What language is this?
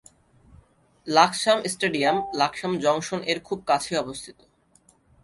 Bangla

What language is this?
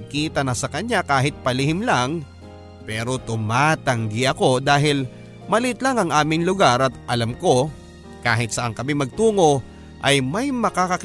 Filipino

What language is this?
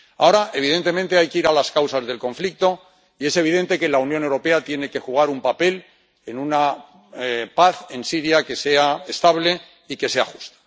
Spanish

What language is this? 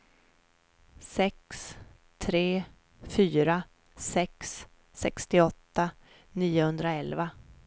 Swedish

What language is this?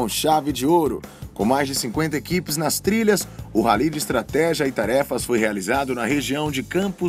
Portuguese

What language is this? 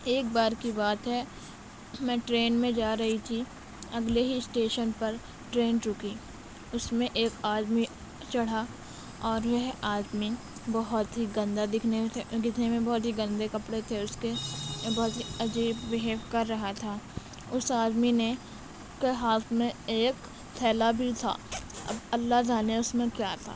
Urdu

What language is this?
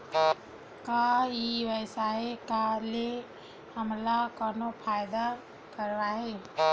Chhattisgarhi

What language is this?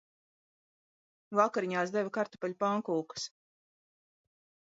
Latvian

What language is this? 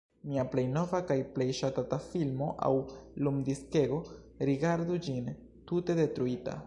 Esperanto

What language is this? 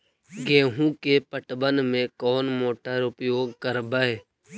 Magahi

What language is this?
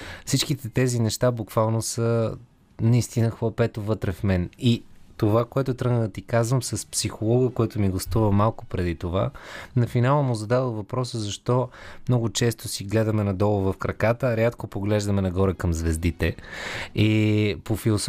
Bulgarian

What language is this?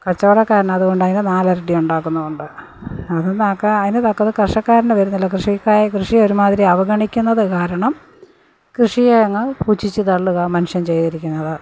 Malayalam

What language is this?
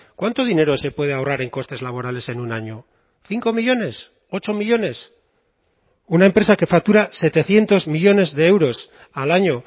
Spanish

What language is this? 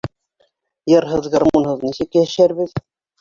Bashkir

